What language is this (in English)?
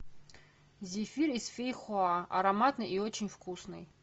Russian